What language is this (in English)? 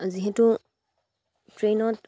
Assamese